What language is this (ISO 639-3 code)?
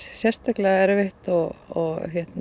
isl